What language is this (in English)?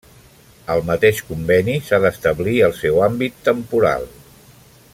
Catalan